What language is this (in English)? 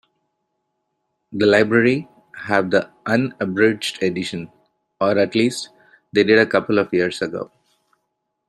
English